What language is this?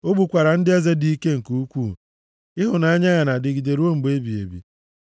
Igbo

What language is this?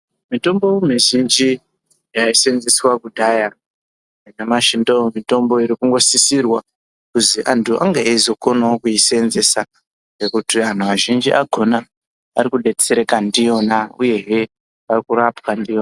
Ndau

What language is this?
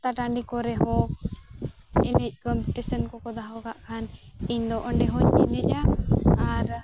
Santali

